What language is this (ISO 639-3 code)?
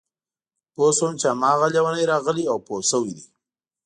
pus